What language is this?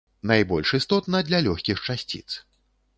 Belarusian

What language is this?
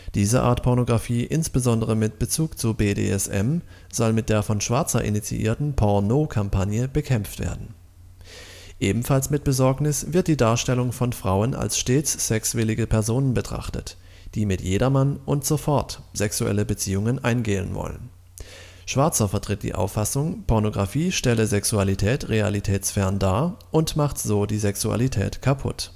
German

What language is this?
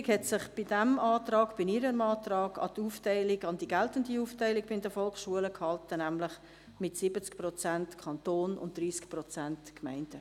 Swiss German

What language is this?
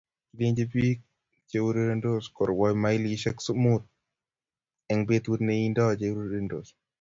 Kalenjin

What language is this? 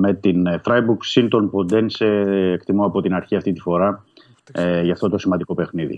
Greek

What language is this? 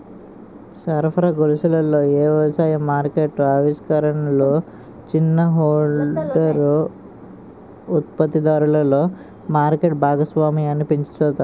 Telugu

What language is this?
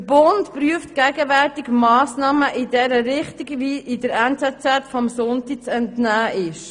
Swiss German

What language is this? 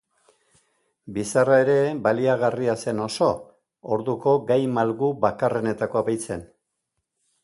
Basque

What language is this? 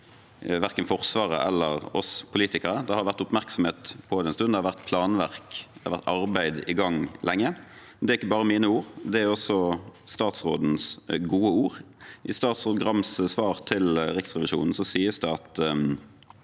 Norwegian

